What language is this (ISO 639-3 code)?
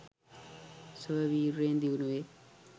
sin